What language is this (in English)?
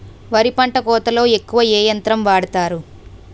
Telugu